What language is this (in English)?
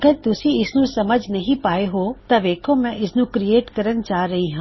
Punjabi